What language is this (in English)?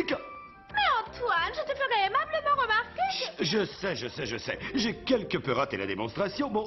French